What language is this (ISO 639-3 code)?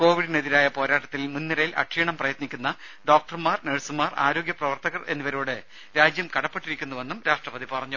mal